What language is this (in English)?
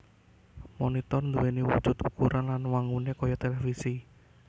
Javanese